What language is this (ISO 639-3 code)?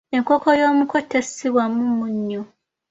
lug